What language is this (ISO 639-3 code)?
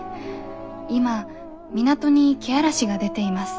jpn